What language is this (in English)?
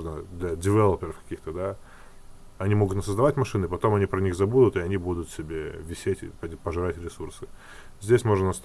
Russian